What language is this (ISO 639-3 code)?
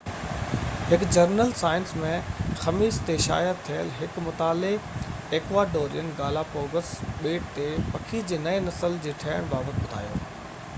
snd